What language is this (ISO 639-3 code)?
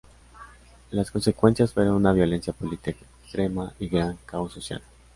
spa